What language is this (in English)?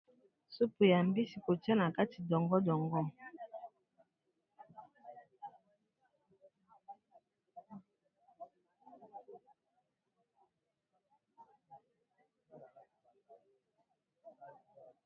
Lingala